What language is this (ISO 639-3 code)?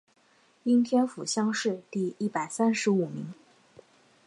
zho